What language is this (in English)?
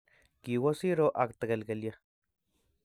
Kalenjin